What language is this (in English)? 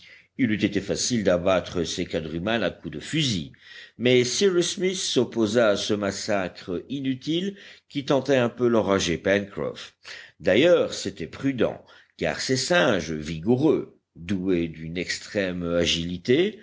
French